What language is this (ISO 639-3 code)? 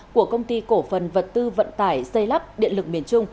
vie